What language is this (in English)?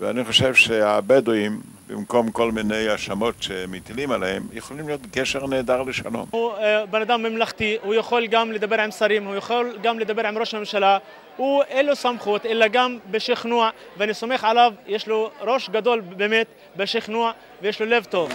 Hebrew